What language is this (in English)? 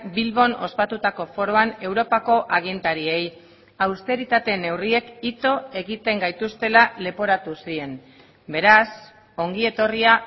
Basque